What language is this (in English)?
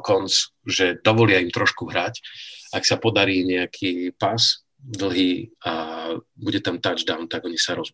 Slovak